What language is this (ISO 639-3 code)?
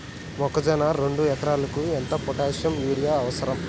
tel